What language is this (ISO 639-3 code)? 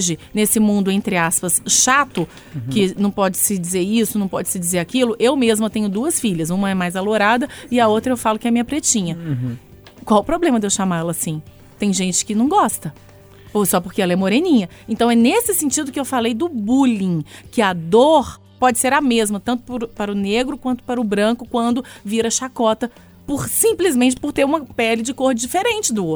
por